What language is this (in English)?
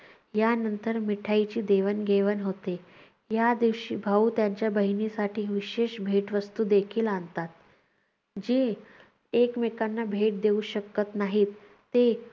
Marathi